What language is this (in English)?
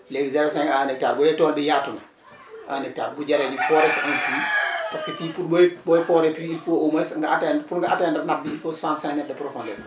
Wolof